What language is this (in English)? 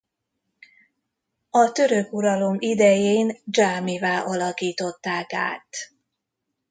Hungarian